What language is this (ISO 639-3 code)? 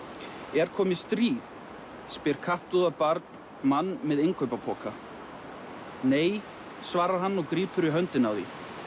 isl